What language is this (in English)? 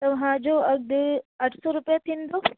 Sindhi